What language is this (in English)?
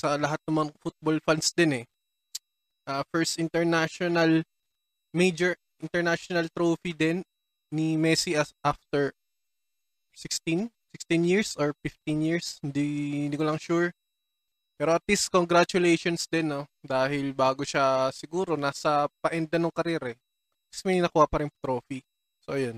Filipino